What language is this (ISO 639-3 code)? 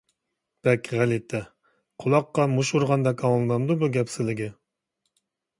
uig